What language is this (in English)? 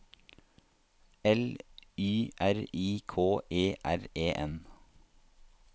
Norwegian